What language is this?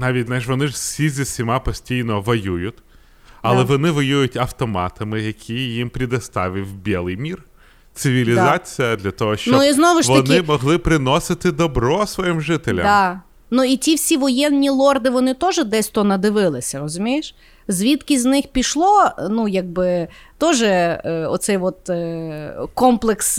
Ukrainian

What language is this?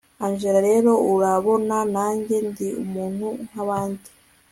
Kinyarwanda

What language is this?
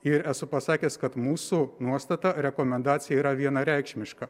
Lithuanian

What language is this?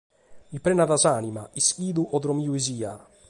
Sardinian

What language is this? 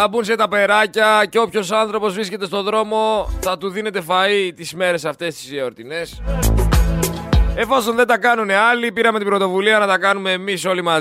Greek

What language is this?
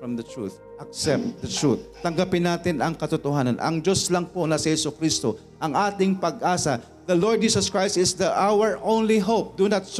Filipino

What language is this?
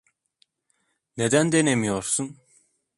Turkish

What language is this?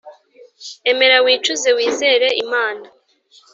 Kinyarwanda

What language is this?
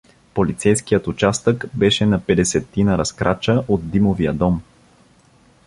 Bulgarian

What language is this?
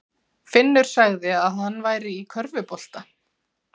Icelandic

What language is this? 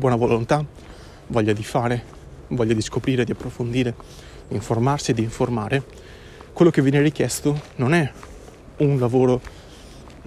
Italian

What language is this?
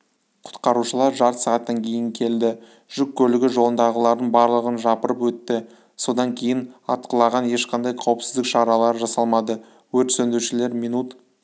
Kazakh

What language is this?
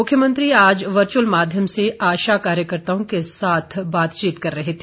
Hindi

